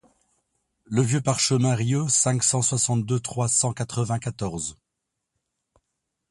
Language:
French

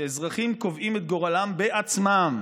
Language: Hebrew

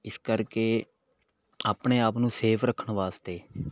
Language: Punjabi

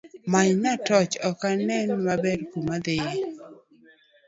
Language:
Luo (Kenya and Tanzania)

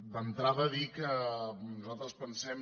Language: Catalan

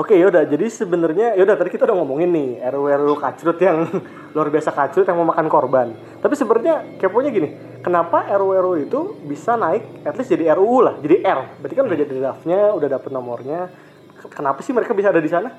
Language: Indonesian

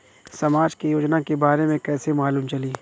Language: Bhojpuri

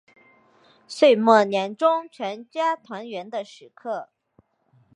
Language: Chinese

